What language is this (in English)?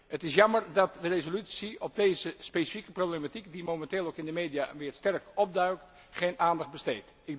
Dutch